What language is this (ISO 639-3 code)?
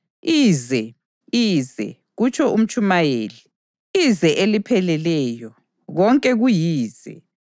nde